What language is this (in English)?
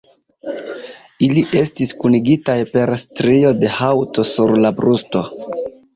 Esperanto